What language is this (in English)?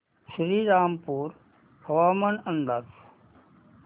Marathi